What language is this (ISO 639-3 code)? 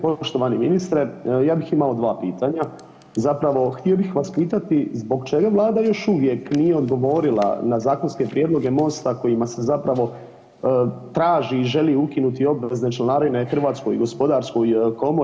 hrv